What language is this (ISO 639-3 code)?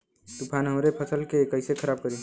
bho